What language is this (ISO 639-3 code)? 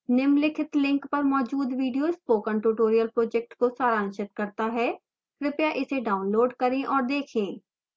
hin